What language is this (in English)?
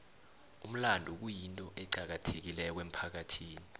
South Ndebele